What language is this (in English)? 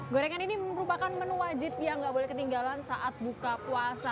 Indonesian